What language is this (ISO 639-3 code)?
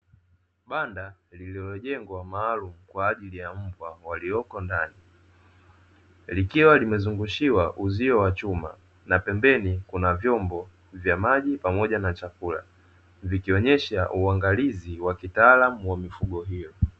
swa